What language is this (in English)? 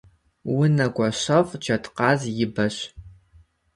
Kabardian